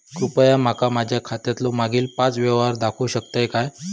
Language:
Marathi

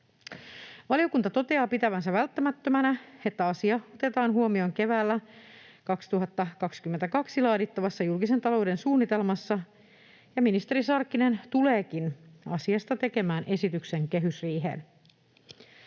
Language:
Finnish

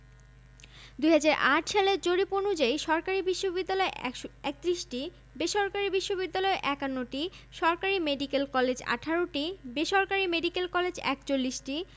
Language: Bangla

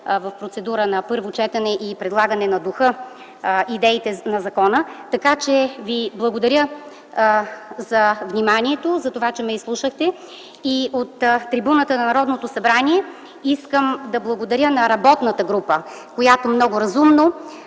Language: Bulgarian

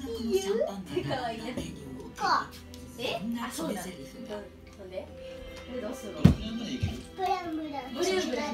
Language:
Japanese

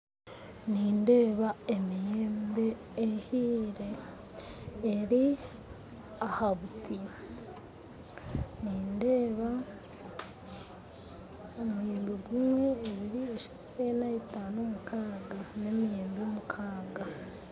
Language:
Nyankole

